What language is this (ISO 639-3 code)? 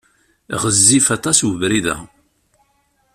kab